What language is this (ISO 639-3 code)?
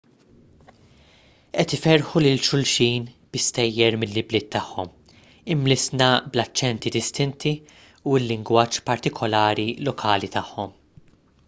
mlt